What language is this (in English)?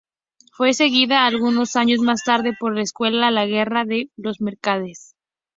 Spanish